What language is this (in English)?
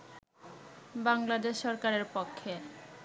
Bangla